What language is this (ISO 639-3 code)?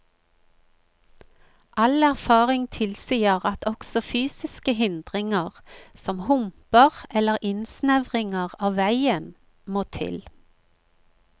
nor